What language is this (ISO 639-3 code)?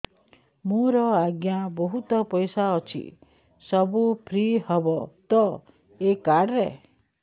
ori